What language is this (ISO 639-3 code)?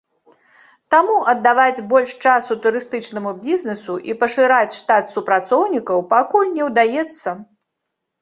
bel